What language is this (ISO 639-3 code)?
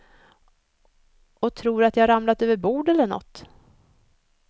swe